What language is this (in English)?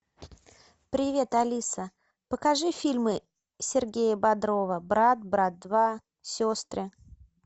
Russian